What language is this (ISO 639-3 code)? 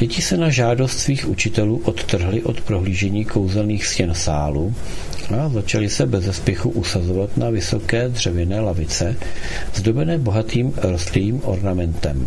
ces